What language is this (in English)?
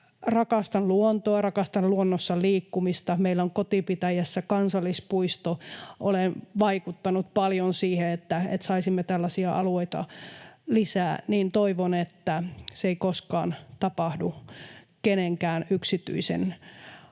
Finnish